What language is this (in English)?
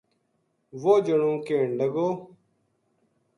Gujari